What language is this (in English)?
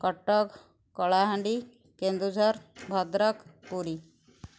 Odia